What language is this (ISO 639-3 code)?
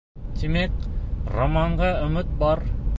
bak